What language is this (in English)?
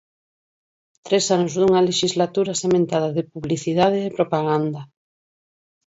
Galician